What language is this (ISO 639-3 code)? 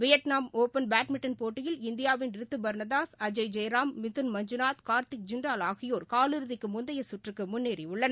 tam